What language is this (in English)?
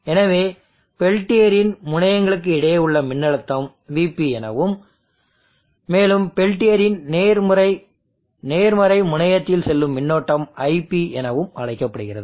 Tamil